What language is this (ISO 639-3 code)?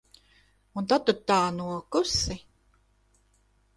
lav